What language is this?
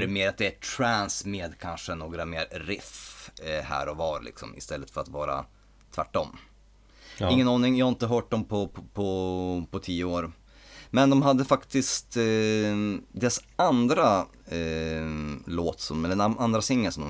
Swedish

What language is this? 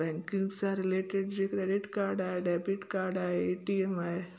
Sindhi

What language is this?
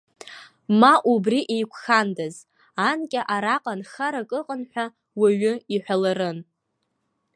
Abkhazian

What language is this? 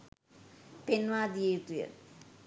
Sinhala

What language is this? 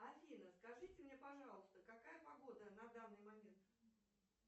Russian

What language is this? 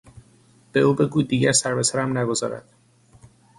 Persian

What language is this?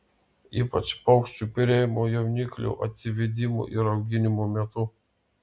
Lithuanian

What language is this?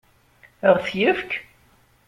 Kabyle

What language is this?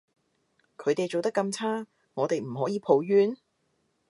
Cantonese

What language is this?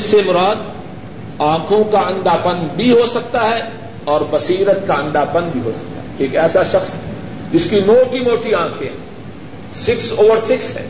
Urdu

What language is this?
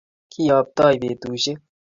Kalenjin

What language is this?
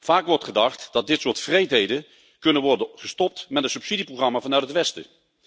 Dutch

